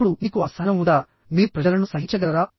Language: Telugu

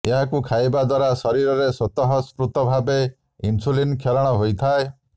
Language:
Odia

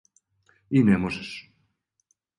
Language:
Serbian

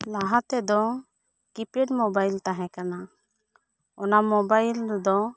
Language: Santali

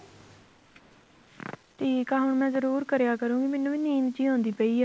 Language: Punjabi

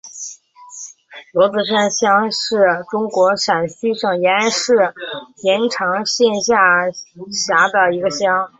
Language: Chinese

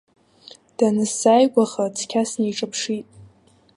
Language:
Abkhazian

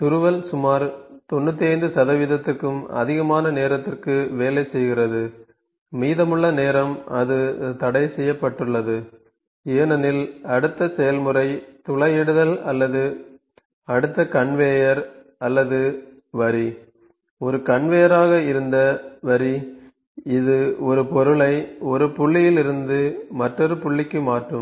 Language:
Tamil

